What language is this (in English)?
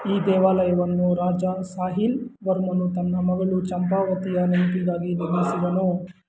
Kannada